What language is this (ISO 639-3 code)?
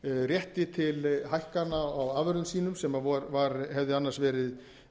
isl